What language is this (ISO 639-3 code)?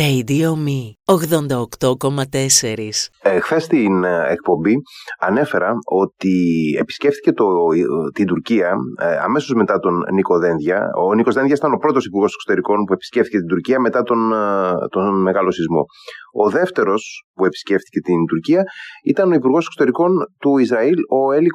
ell